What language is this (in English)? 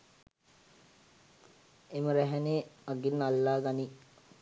Sinhala